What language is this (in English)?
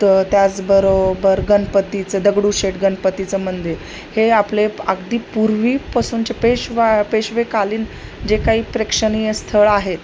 Marathi